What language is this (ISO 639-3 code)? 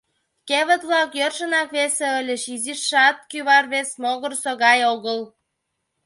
chm